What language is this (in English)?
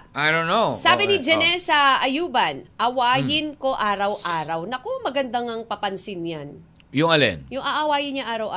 Filipino